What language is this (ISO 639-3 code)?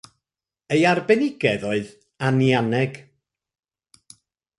cym